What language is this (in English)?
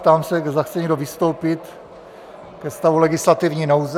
Czech